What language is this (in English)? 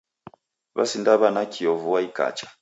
Taita